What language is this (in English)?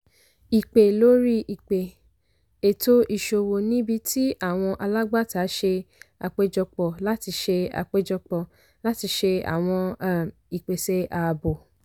Yoruba